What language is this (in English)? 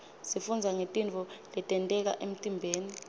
Swati